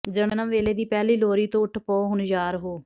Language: Punjabi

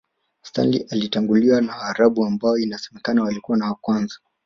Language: Swahili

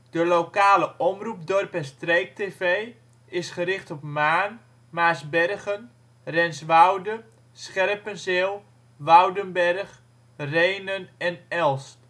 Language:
Dutch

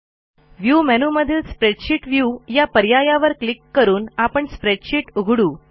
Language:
Marathi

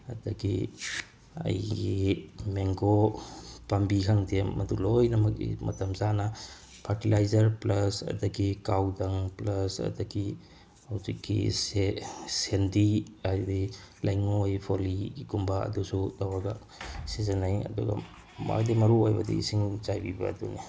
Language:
Manipuri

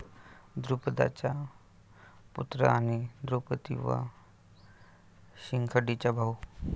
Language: Marathi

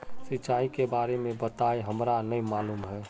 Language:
Magahi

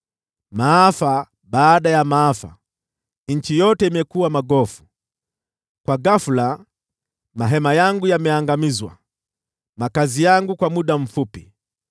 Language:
Swahili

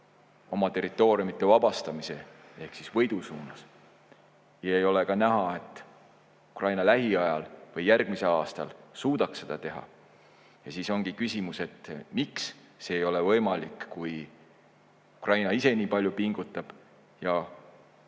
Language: Estonian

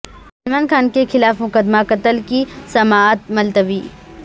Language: Urdu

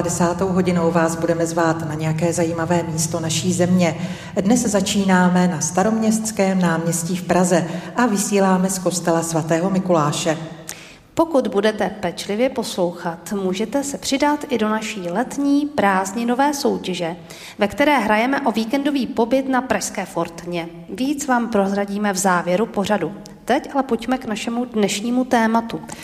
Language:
Czech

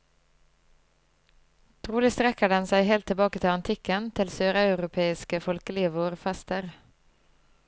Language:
Norwegian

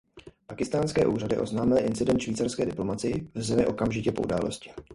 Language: Czech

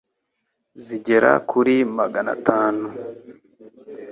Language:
Kinyarwanda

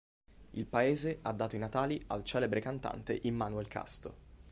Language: Italian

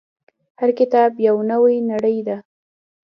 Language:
Pashto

